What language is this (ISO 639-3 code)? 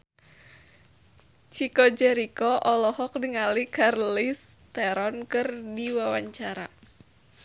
sun